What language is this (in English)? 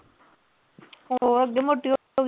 Punjabi